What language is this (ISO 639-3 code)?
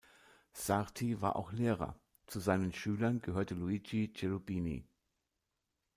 deu